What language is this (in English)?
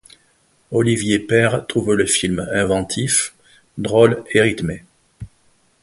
French